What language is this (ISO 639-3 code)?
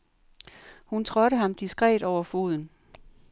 dan